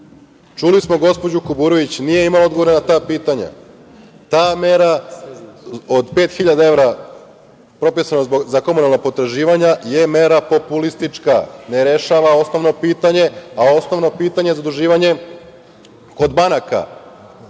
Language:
Serbian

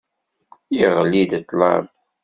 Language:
Kabyle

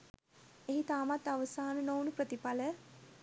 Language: Sinhala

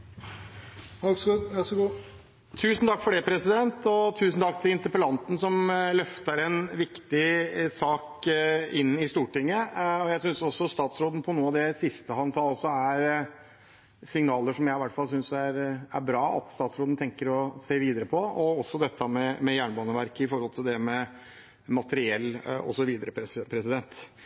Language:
Norwegian Bokmål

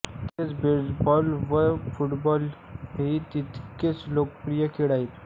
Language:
Marathi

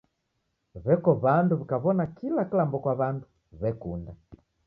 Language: Taita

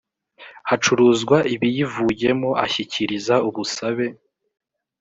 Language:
Kinyarwanda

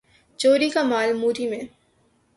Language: Urdu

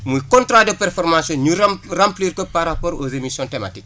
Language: Wolof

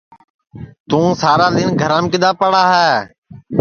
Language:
Sansi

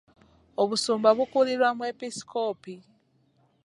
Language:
Ganda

